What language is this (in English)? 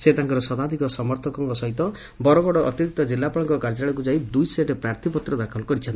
Odia